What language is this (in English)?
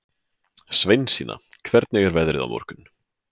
Icelandic